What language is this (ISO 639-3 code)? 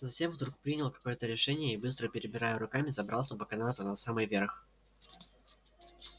rus